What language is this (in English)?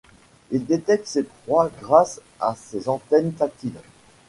French